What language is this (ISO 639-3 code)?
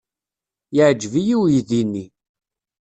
kab